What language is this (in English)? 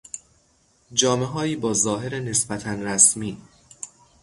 Persian